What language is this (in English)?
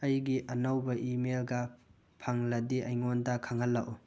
Manipuri